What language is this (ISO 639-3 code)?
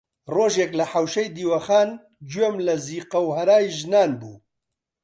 ckb